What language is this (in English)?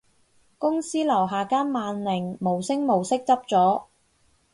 Cantonese